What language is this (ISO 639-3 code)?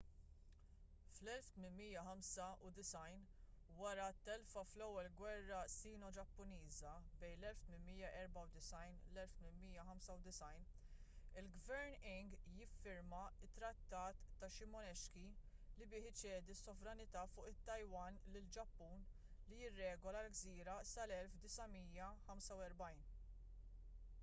mlt